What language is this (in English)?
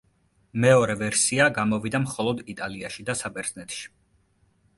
Georgian